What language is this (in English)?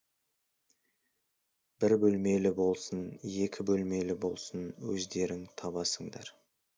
Kazakh